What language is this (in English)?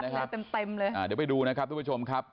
Thai